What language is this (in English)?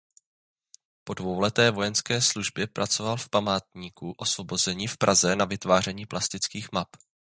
Czech